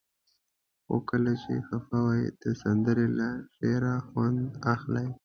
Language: Pashto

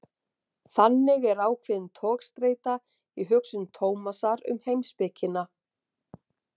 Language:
Icelandic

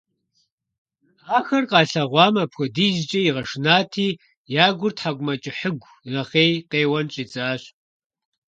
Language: Kabardian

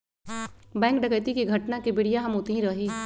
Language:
Magahi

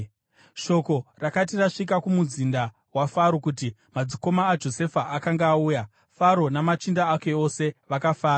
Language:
Shona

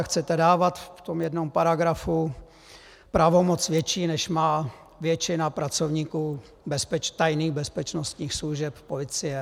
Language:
Czech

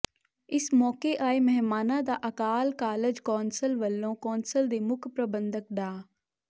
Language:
Punjabi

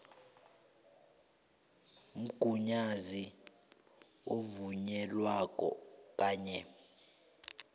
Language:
South Ndebele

